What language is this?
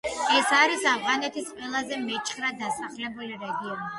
Georgian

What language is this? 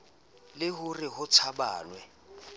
Southern Sotho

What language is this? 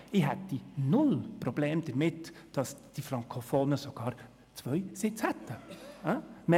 Swiss German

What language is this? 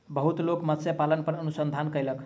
Maithili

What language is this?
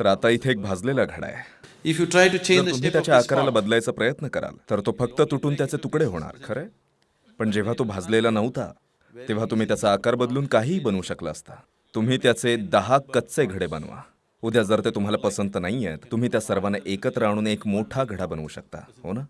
Marathi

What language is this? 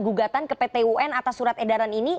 Indonesian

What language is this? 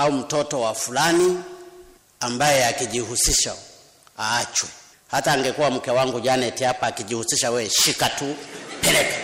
Swahili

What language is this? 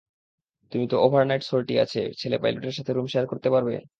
Bangla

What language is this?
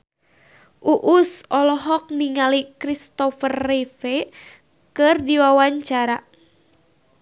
Sundanese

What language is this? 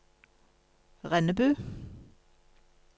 Norwegian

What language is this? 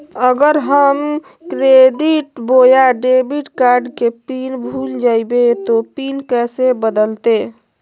Magahi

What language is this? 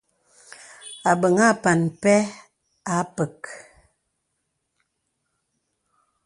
Bebele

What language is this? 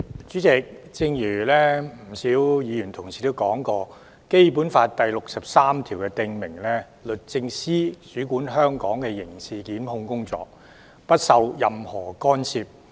Cantonese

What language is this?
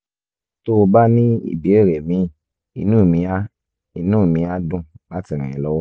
Yoruba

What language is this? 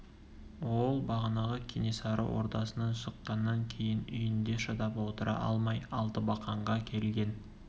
Kazakh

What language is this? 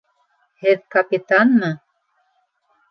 Bashkir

